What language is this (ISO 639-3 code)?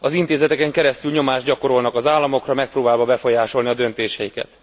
hun